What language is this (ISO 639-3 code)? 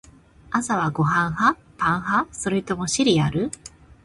jpn